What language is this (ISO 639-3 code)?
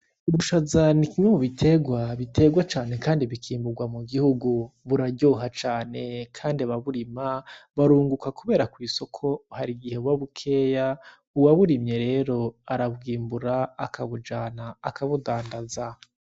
run